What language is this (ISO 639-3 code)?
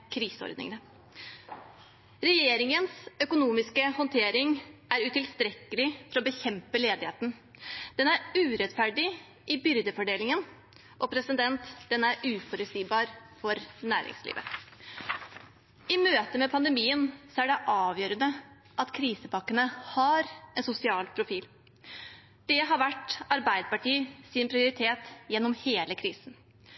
nob